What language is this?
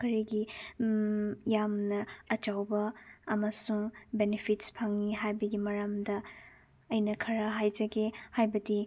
Manipuri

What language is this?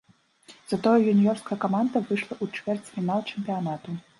Belarusian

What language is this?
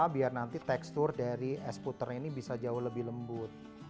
Indonesian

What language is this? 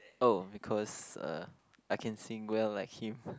English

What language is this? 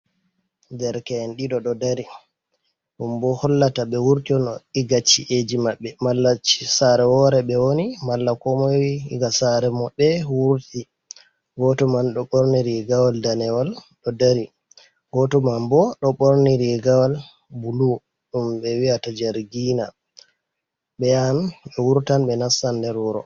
Fula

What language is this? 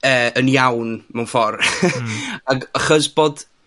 Welsh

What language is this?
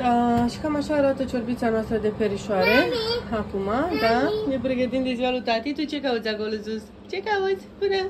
Romanian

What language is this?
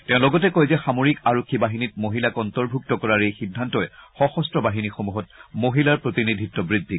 Assamese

